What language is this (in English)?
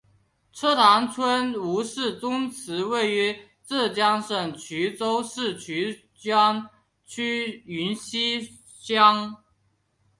Chinese